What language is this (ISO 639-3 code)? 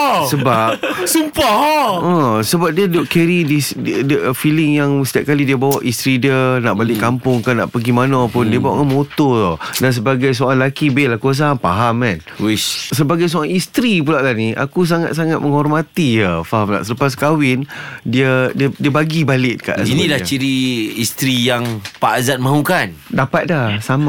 msa